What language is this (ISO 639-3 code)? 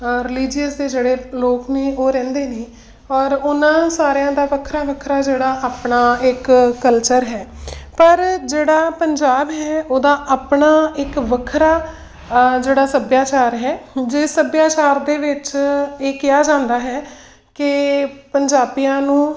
pan